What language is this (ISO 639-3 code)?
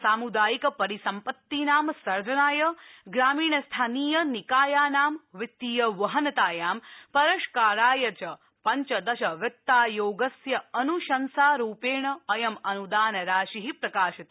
san